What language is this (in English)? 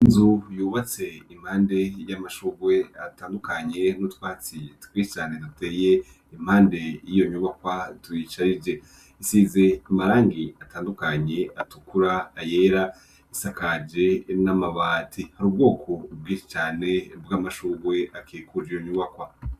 Rundi